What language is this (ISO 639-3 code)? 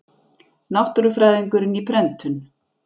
isl